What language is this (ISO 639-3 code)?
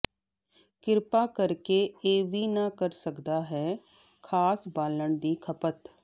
pan